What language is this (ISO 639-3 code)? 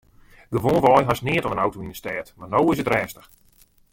fry